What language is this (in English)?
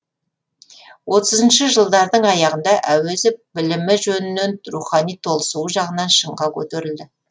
Kazakh